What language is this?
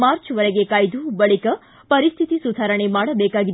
Kannada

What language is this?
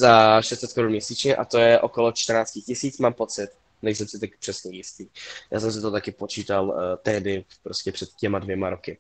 Czech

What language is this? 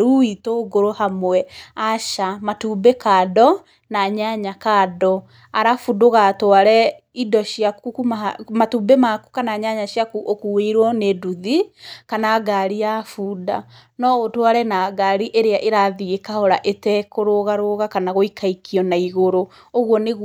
Kikuyu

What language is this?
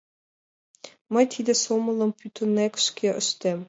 Mari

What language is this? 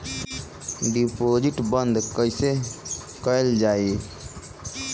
Bhojpuri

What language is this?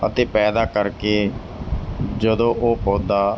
Punjabi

